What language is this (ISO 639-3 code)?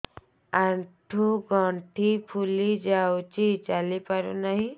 ori